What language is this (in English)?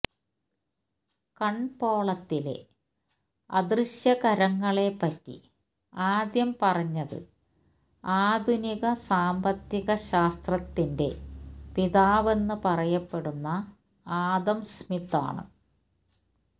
Malayalam